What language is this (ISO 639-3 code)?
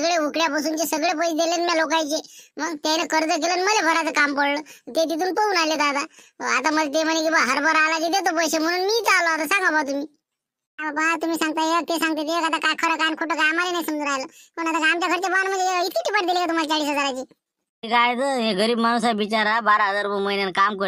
mar